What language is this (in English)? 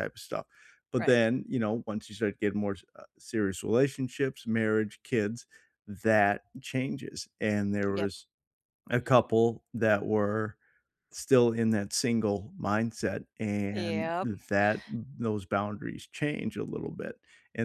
English